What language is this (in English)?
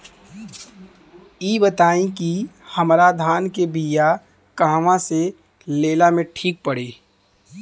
Bhojpuri